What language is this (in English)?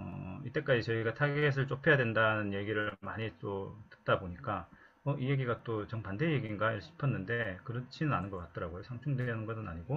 Korean